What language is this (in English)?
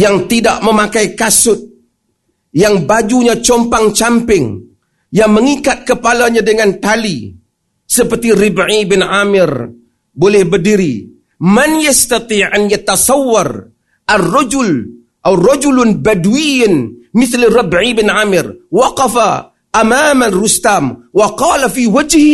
Malay